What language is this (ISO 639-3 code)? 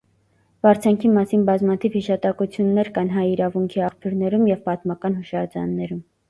hye